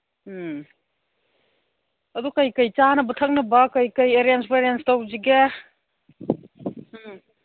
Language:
Manipuri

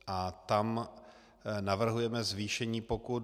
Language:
Czech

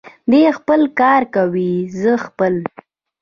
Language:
Pashto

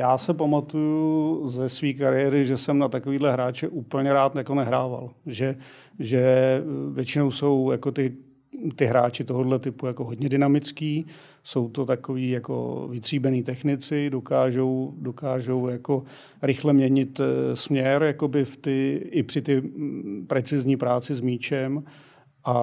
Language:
Czech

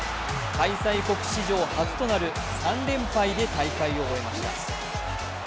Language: Japanese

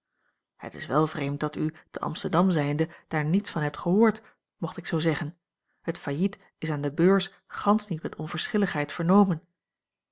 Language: Dutch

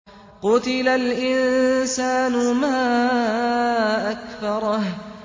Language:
Arabic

